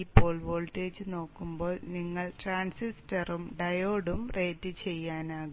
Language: Malayalam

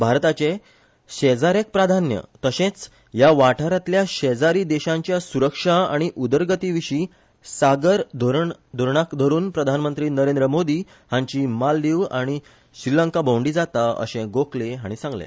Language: Konkani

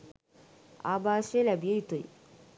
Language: Sinhala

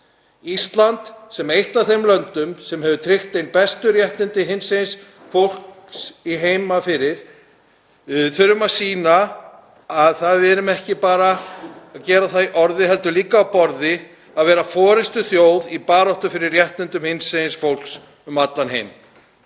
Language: Icelandic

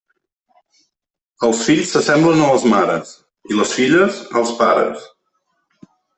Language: Catalan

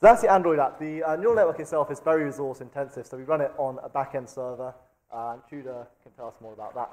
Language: English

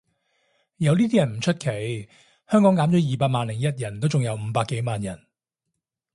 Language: Cantonese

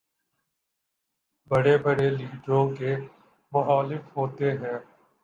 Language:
Urdu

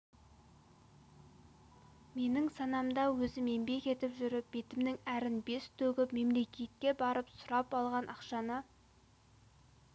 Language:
Kazakh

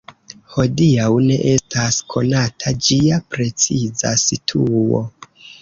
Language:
Esperanto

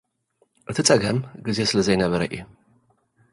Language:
Tigrinya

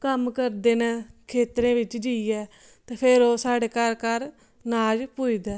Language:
Dogri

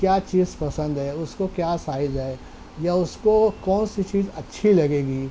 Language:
Urdu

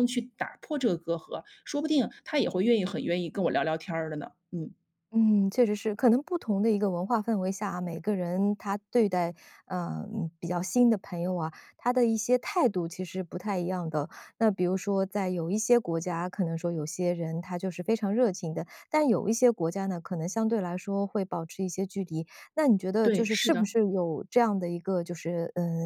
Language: Chinese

